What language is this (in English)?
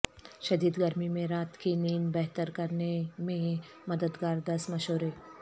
Urdu